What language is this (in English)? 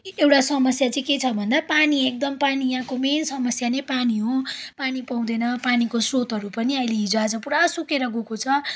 Nepali